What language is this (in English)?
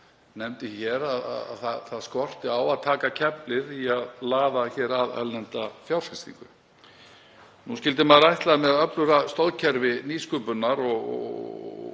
Icelandic